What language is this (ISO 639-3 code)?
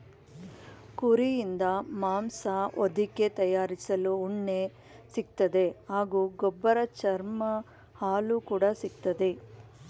kan